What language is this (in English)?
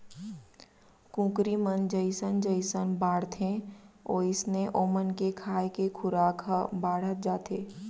Chhattisgarhi